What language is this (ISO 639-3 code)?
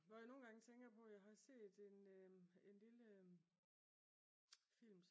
dan